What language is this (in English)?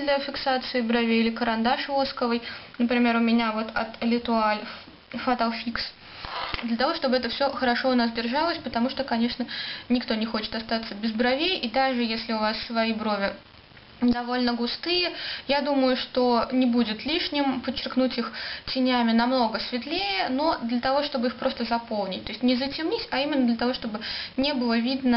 Russian